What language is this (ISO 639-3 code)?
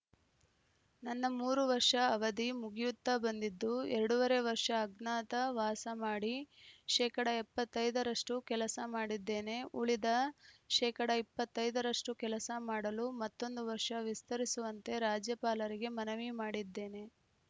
kan